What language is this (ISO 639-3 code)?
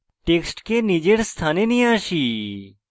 ben